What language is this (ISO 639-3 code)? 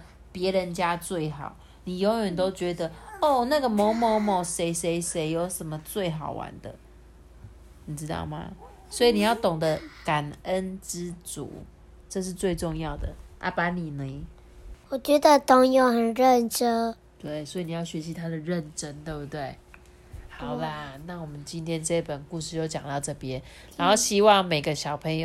zho